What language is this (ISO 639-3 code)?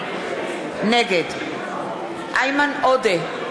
heb